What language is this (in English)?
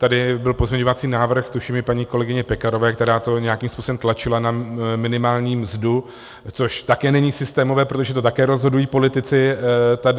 Czech